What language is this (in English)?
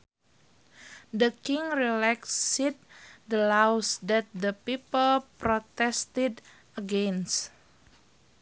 Sundanese